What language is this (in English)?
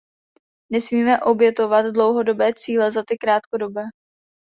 Czech